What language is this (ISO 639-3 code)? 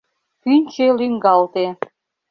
chm